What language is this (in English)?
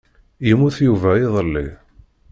Kabyle